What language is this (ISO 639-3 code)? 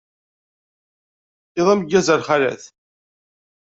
kab